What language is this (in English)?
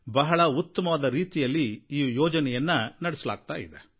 Kannada